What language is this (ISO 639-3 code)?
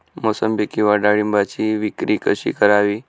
mar